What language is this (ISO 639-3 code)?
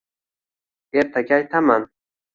uzb